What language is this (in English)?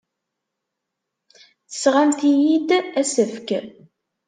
Kabyle